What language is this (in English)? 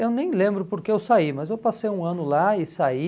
Portuguese